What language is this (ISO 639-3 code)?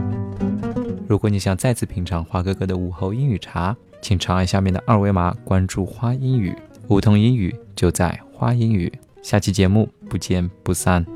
zho